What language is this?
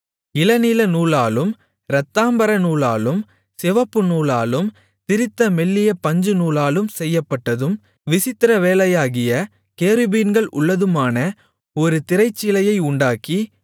Tamil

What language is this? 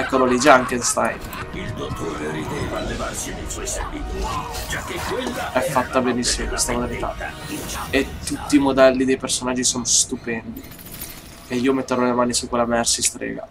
Italian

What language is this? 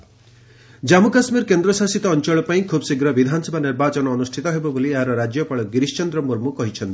Odia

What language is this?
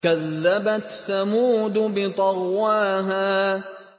Arabic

